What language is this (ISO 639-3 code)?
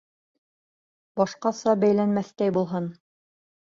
bak